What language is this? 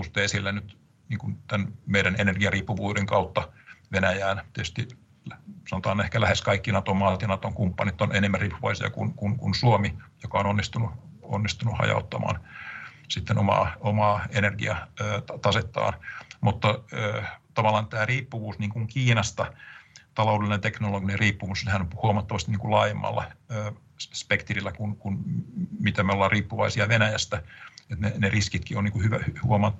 Finnish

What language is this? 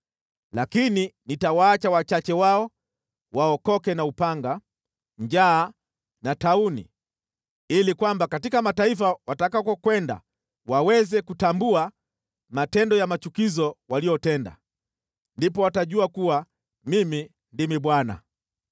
Swahili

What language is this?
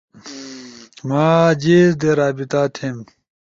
Ushojo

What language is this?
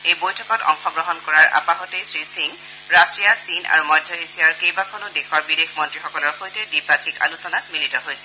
Assamese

